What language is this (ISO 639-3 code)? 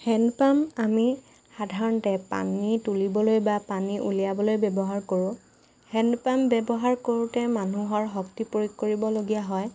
asm